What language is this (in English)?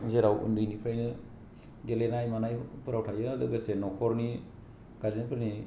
Bodo